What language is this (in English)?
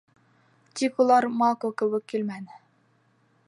Bashkir